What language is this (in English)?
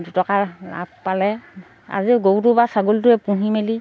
Assamese